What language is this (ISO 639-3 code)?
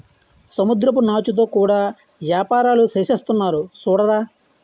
tel